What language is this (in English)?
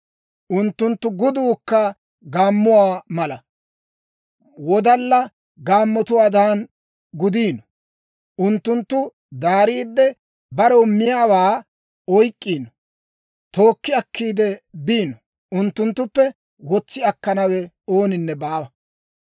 Dawro